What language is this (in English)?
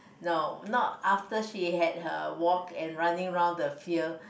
English